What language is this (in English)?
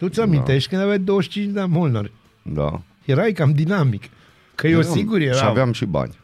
Romanian